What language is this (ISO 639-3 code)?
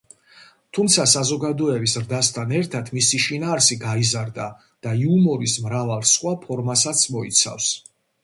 kat